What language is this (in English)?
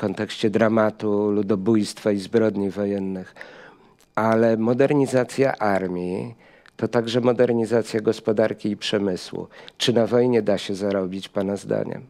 Polish